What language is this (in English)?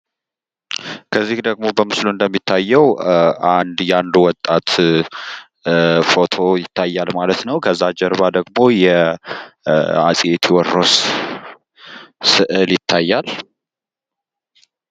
Amharic